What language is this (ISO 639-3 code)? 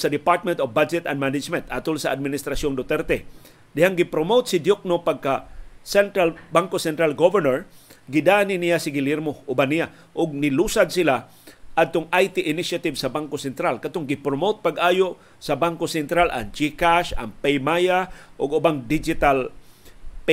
fil